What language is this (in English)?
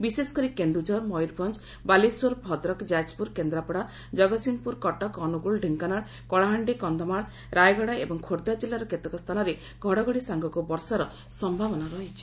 Odia